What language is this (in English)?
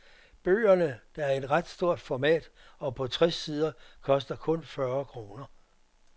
Danish